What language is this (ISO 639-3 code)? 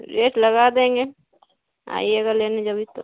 urd